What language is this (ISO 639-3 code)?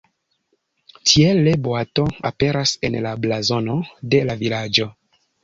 epo